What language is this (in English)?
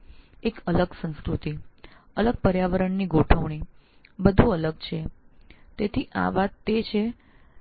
Gujarati